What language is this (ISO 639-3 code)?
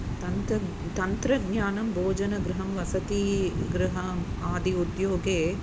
san